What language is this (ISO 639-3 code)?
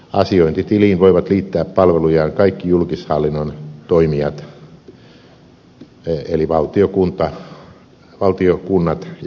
fin